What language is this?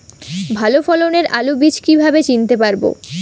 Bangla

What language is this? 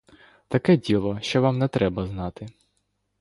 Ukrainian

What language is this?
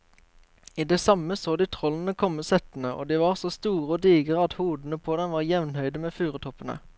Norwegian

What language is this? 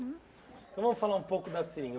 Portuguese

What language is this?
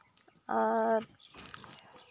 Santali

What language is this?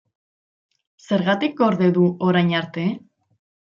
Basque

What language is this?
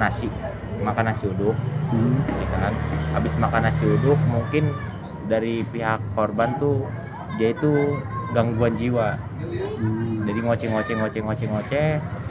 Indonesian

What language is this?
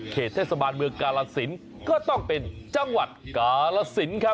Thai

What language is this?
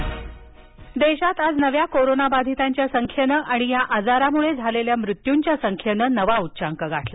Marathi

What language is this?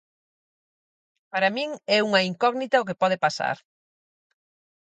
Galician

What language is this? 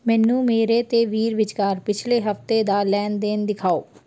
Punjabi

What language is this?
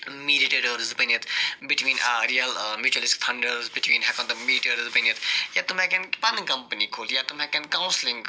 Kashmiri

